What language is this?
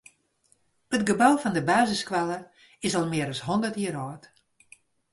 Western Frisian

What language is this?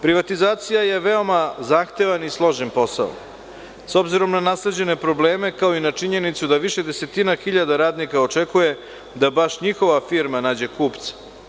Serbian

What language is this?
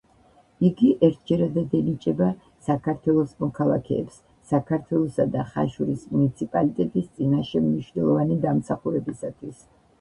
Georgian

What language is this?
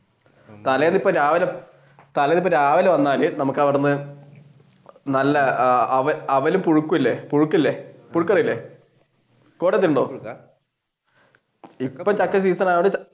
Malayalam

